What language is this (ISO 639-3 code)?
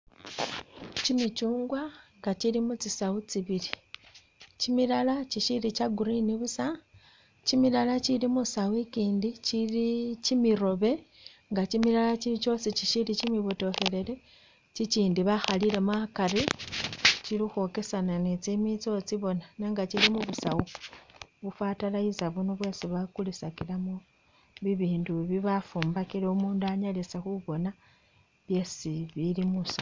myx